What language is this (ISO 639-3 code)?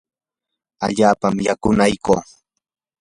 qur